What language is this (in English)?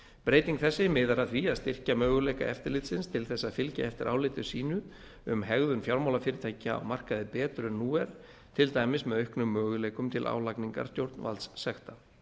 Icelandic